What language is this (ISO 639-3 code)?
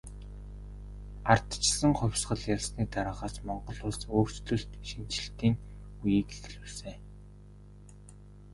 mon